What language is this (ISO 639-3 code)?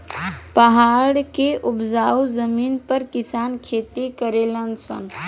bho